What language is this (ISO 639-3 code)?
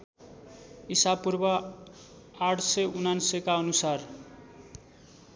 nep